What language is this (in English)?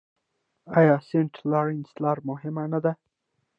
Pashto